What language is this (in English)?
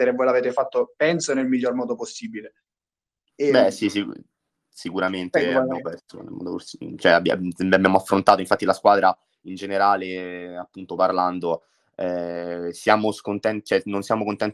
Italian